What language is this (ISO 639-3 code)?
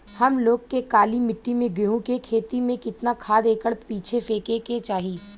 bho